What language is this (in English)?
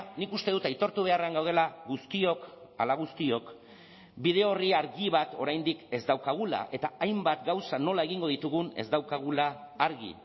Basque